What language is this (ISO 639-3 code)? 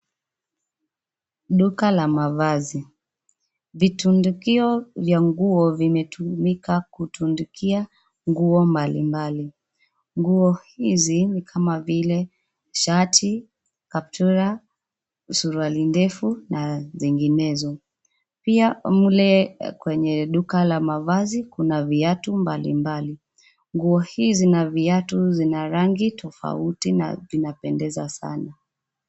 swa